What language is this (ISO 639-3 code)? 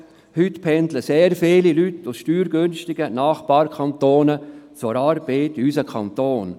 gsw